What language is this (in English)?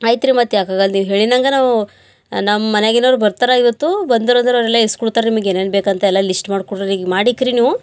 Kannada